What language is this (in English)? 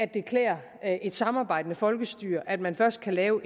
Danish